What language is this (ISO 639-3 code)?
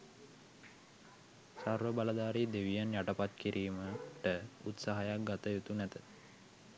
sin